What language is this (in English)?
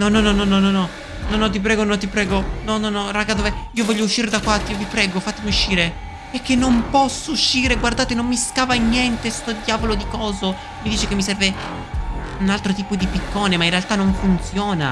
Italian